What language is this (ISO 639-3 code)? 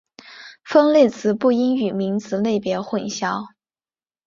zho